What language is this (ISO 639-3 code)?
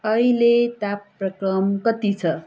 nep